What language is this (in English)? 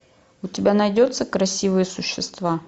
Russian